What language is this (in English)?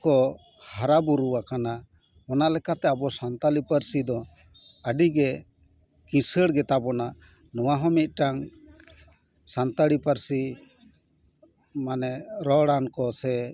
Santali